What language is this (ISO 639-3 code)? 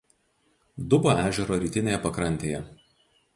lit